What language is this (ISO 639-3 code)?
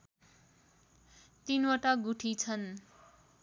nep